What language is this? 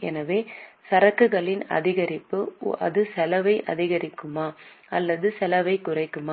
Tamil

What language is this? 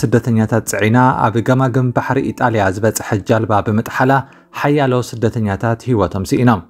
Arabic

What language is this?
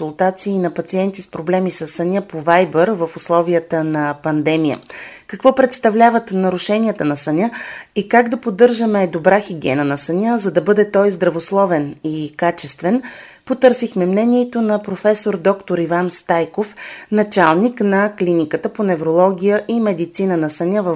Bulgarian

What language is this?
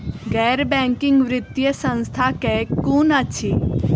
Maithili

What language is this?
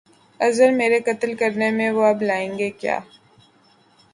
Urdu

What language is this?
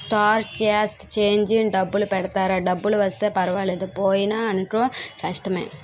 Telugu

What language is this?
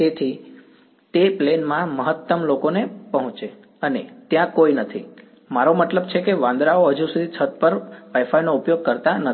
Gujarati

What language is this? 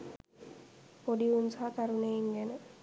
Sinhala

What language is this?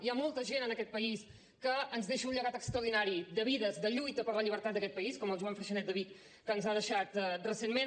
Catalan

